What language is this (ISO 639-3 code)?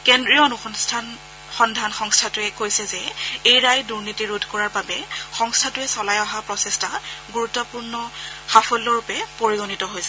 asm